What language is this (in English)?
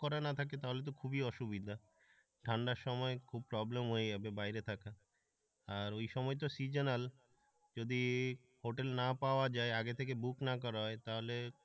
Bangla